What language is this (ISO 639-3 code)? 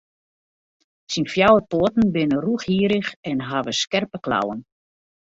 fry